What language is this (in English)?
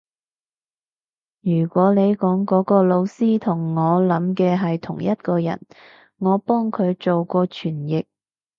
Cantonese